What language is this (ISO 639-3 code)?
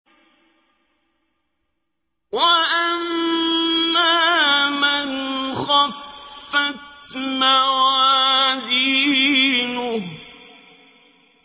ara